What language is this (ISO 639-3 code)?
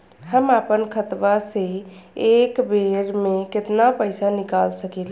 bho